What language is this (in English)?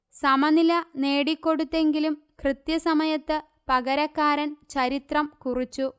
Malayalam